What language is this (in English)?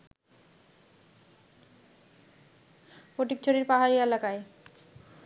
Bangla